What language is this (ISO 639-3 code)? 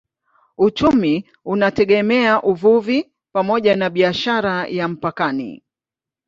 swa